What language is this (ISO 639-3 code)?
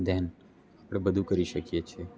guj